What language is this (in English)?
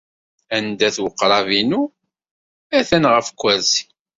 Kabyle